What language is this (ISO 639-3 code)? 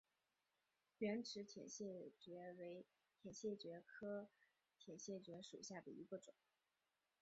zho